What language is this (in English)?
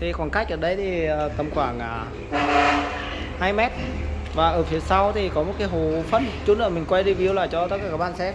Vietnamese